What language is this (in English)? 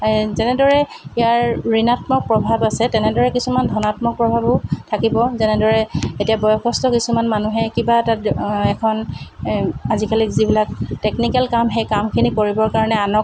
Assamese